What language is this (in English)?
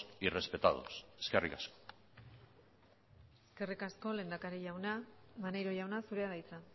Basque